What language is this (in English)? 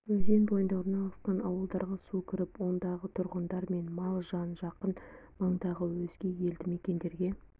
Kazakh